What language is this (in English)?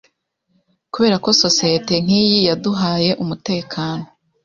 Kinyarwanda